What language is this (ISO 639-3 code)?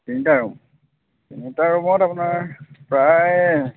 asm